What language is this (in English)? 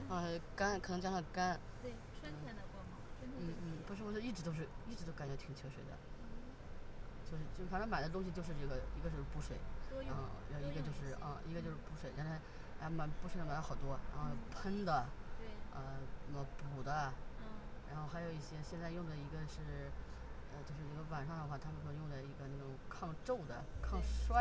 Chinese